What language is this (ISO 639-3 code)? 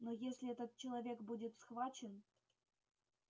rus